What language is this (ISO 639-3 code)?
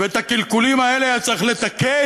heb